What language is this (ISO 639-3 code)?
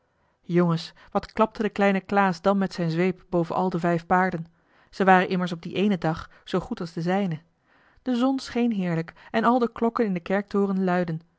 nld